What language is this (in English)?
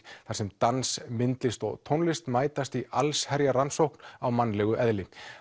Icelandic